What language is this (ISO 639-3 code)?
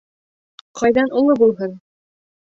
bak